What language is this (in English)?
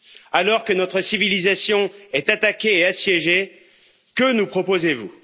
French